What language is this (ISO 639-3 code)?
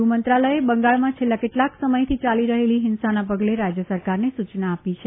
guj